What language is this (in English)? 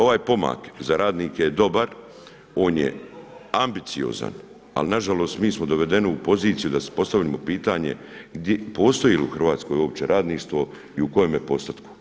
Croatian